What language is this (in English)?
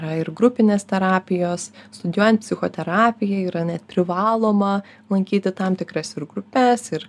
Lithuanian